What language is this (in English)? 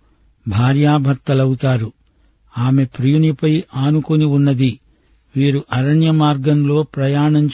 Telugu